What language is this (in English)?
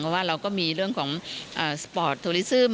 Thai